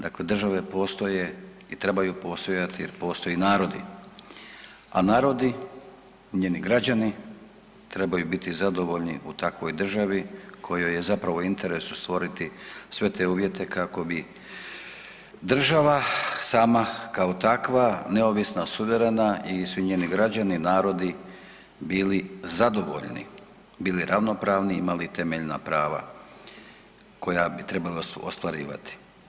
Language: Croatian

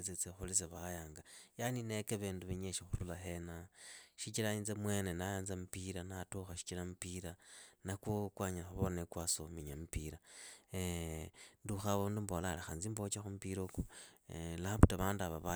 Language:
Idakho-Isukha-Tiriki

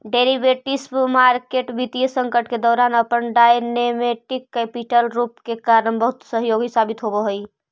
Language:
Magahi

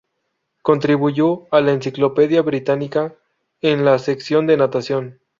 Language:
Spanish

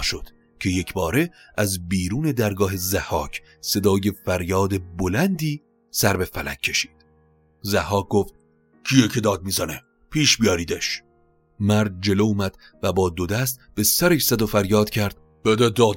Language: Persian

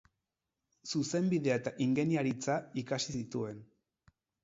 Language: Basque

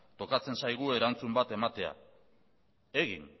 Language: Basque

